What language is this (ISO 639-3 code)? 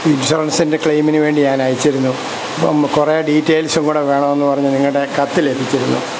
mal